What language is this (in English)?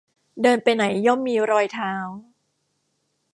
Thai